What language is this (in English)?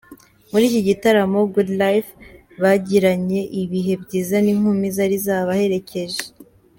Kinyarwanda